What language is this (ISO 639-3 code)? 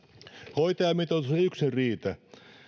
fin